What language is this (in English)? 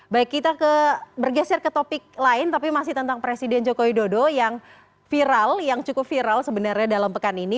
Indonesian